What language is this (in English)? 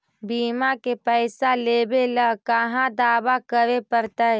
Magahi